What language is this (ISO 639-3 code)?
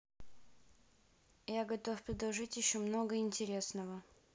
rus